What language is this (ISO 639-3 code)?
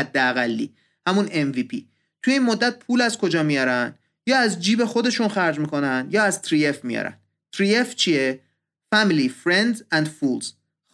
fas